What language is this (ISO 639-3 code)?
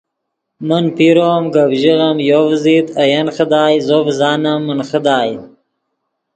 ydg